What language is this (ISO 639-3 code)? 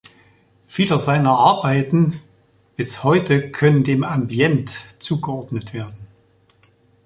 deu